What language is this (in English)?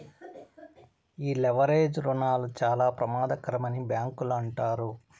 Telugu